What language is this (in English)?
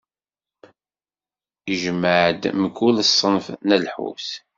Kabyle